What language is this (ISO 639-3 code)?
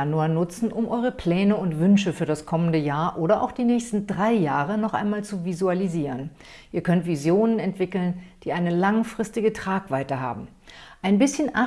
deu